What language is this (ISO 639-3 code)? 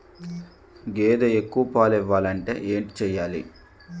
tel